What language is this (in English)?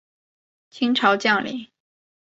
Chinese